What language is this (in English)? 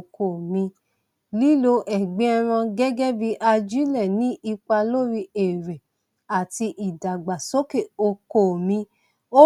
Yoruba